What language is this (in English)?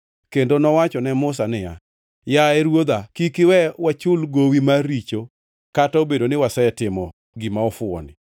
Luo (Kenya and Tanzania)